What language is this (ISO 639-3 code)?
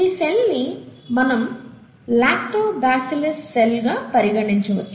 tel